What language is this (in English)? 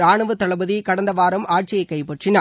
Tamil